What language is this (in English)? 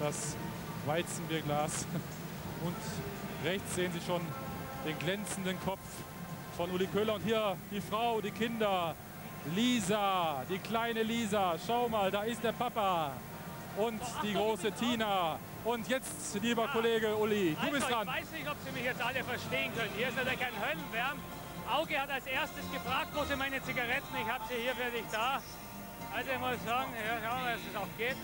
German